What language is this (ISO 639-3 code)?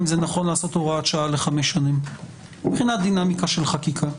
heb